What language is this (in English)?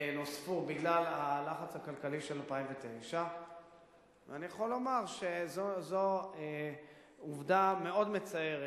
Hebrew